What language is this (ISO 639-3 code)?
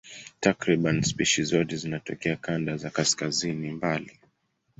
swa